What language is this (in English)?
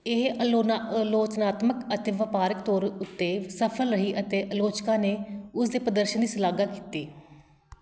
Punjabi